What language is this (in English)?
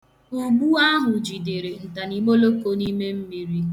Igbo